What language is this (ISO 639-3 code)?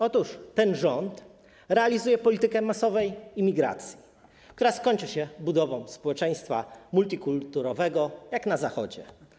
pol